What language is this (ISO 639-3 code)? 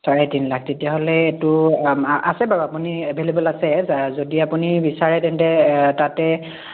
asm